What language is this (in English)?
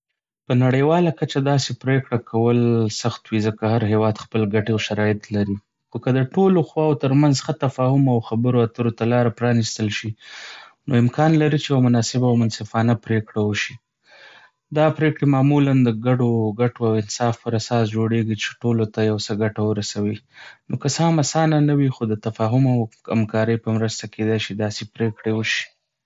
Pashto